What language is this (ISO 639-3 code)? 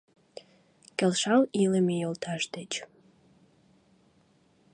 chm